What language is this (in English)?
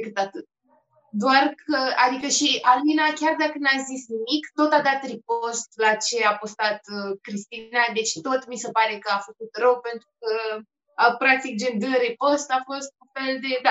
Romanian